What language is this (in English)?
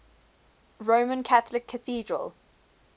English